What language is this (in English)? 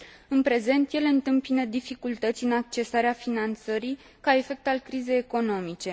Romanian